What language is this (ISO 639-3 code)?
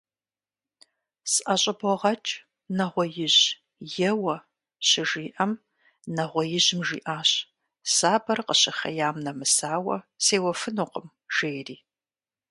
kbd